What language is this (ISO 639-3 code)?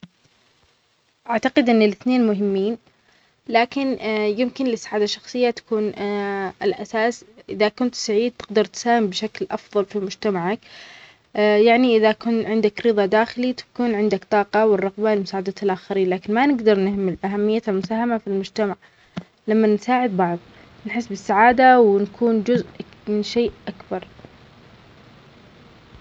acx